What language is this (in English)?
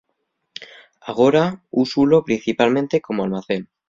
Asturian